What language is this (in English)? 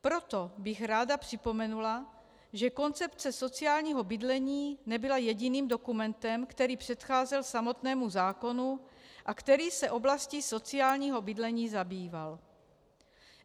Czech